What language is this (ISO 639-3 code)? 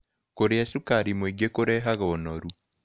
kik